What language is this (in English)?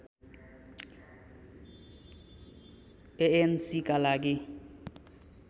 Nepali